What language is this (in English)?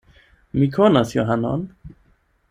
Esperanto